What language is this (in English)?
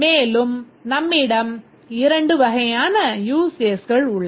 Tamil